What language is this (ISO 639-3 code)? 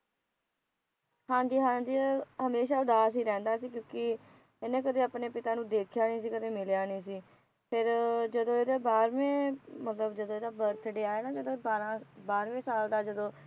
pan